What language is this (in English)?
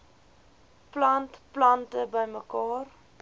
Afrikaans